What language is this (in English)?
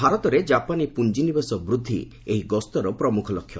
Odia